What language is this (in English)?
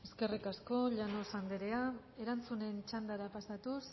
Basque